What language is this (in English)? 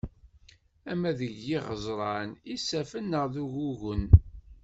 Kabyle